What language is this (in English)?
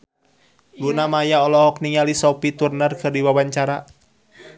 Sundanese